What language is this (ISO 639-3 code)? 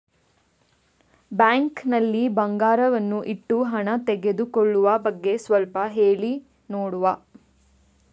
kan